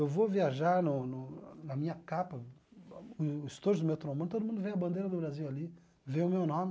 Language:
Portuguese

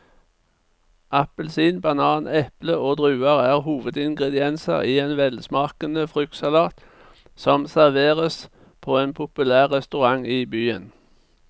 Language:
Norwegian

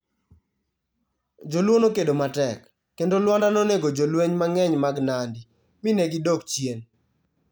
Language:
Luo (Kenya and Tanzania)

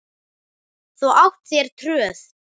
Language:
Icelandic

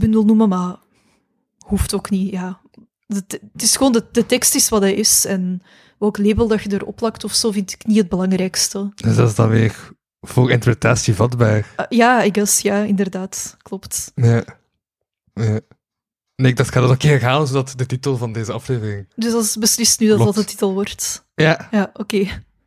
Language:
Dutch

